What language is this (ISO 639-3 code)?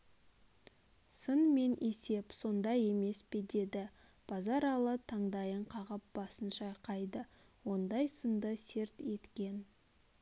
kaz